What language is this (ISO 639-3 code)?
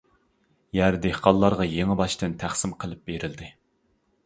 uig